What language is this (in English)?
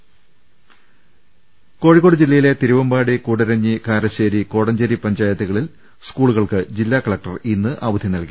Malayalam